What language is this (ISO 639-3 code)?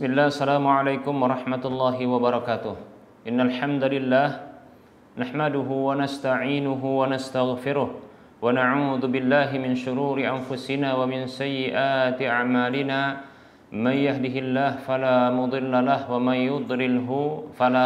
ind